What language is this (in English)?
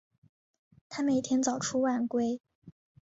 Chinese